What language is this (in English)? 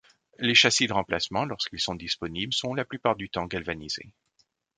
French